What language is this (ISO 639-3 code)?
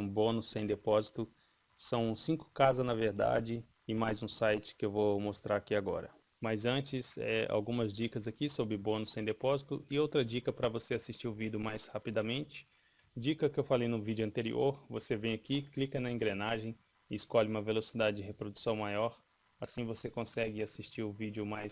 por